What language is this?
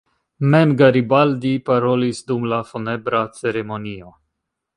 Esperanto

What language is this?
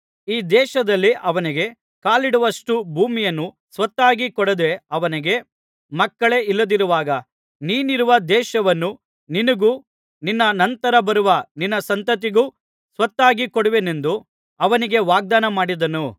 Kannada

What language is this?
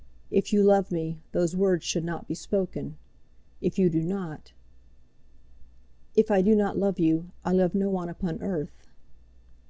English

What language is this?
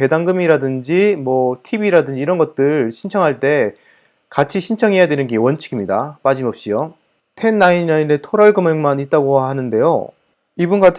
Korean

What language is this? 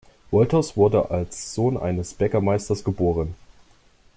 German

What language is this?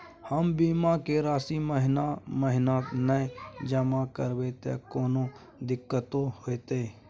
Maithili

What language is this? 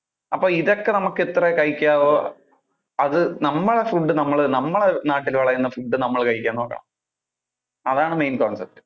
Malayalam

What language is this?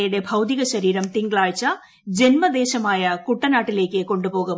Malayalam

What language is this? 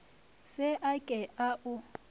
Northern Sotho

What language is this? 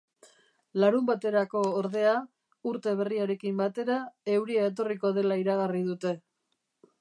Basque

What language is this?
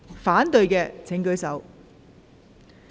Cantonese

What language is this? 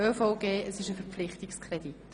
Swiss German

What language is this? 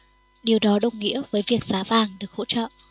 Vietnamese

